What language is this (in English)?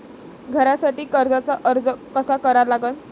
Marathi